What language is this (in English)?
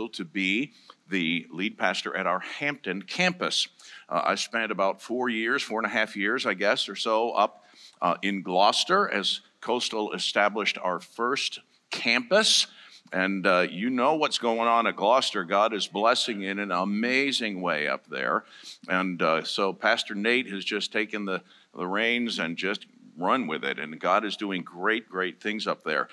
English